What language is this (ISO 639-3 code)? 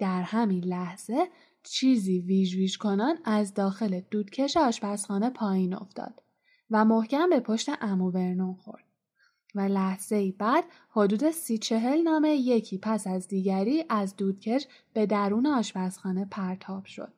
fas